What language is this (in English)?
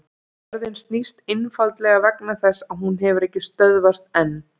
Icelandic